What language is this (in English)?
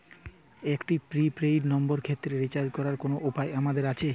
Bangla